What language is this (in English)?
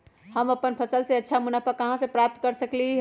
Magahi